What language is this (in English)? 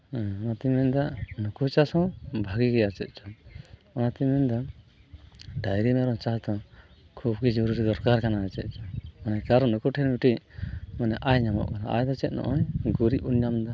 Santali